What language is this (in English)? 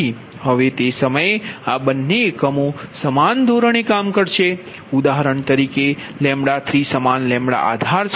Gujarati